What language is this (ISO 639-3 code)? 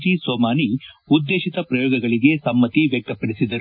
kan